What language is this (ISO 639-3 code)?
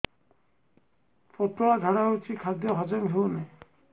ori